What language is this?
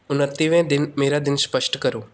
Punjabi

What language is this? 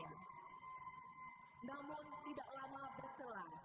Indonesian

